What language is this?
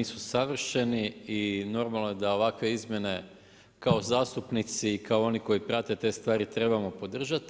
Croatian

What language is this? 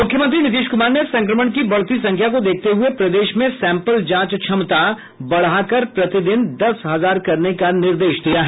Hindi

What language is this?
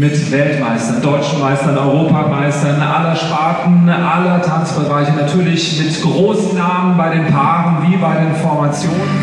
German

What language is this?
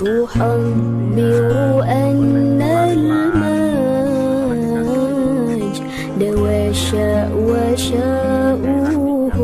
Arabic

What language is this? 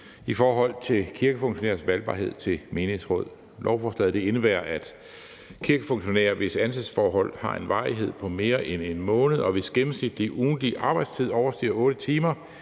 Danish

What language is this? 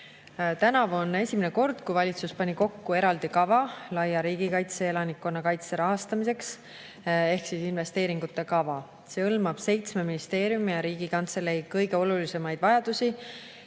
Estonian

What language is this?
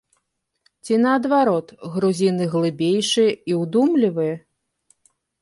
Belarusian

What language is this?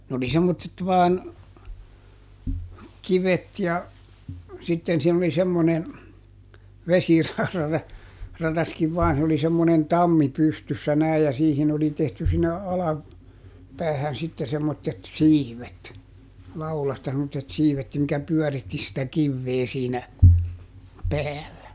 Finnish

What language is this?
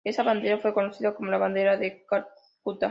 Spanish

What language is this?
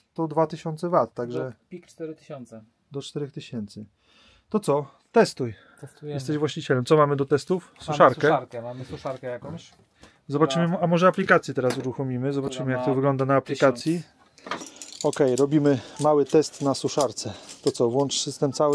Polish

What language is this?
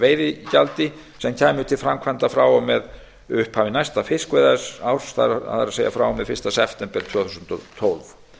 Icelandic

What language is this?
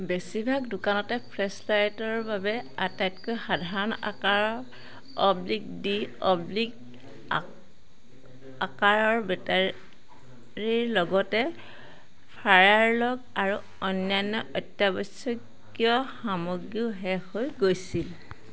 Assamese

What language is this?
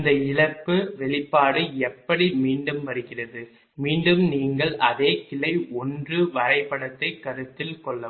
Tamil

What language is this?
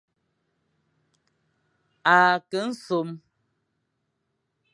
Fang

